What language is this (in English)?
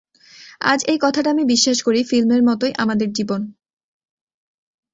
Bangla